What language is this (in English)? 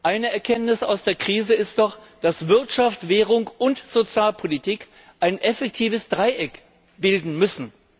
German